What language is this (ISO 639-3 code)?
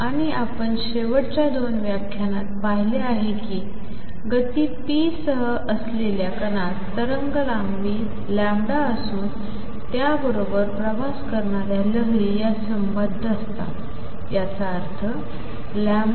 mar